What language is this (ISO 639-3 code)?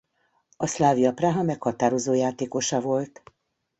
hun